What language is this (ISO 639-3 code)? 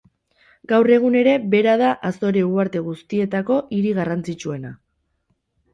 eus